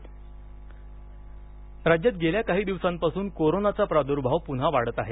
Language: Marathi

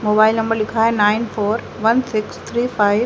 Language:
Hindi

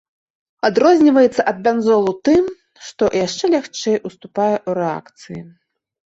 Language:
Belarusian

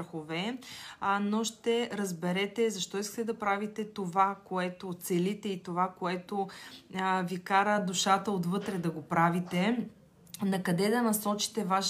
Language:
Bulgarian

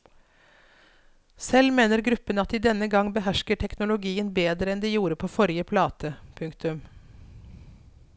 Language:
Norwegian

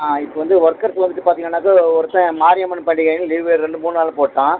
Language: Tamil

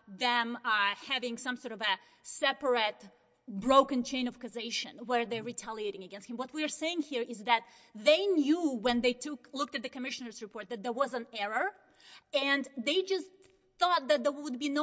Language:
English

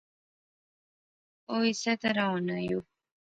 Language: Pahari-Potwari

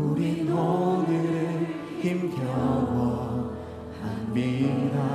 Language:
Korean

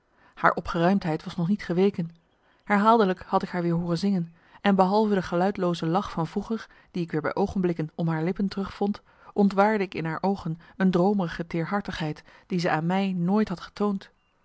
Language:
Dutch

